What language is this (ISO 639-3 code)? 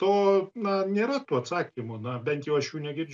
lit